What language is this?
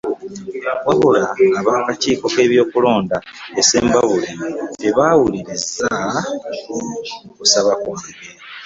Ganda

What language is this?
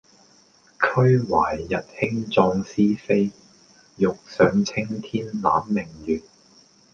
Cantonese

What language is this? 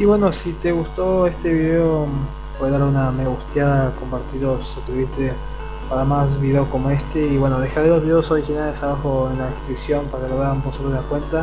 Spanish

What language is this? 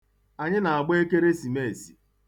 Igbo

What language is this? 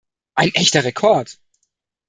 German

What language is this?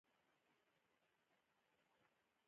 Pashto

